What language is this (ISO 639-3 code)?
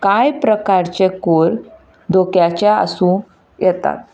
kok